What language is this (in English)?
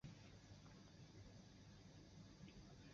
Chinese